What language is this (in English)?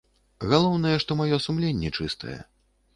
Belarusian